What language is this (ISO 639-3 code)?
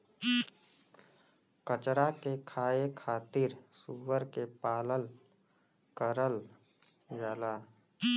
bho